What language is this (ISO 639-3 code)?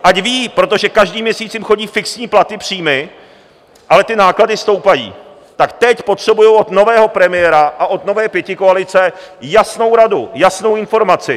ces